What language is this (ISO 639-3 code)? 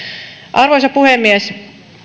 fin